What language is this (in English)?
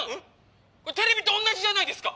Japanese